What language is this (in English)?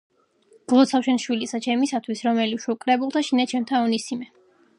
Georgian